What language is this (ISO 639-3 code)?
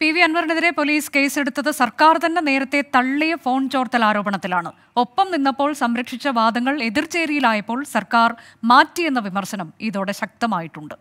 mal